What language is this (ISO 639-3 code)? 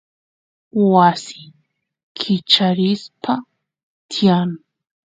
qus